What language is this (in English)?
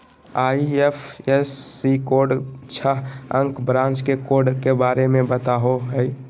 Magahi